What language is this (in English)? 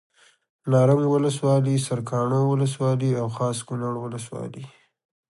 Pashto